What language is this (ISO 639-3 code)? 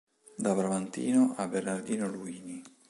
ita